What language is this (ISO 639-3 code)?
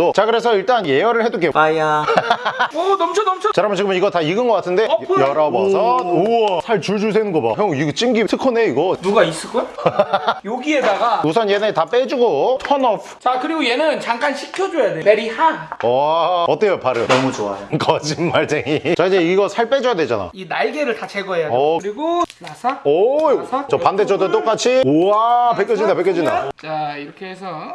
kor